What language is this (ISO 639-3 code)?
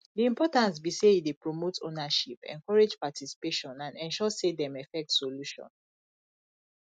pcm